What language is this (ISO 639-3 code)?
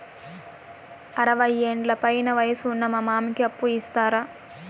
tel